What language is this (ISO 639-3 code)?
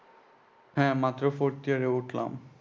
ben